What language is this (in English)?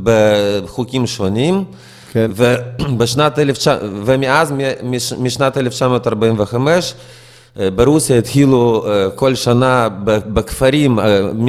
Hebrew